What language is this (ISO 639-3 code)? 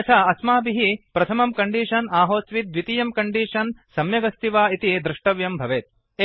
san